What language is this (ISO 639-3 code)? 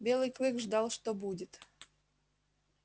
rus